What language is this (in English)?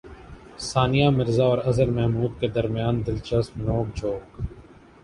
Urdu